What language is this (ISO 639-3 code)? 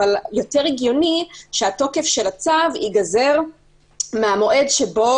heb